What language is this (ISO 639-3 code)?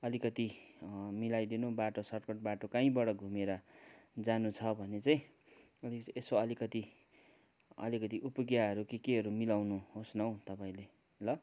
nep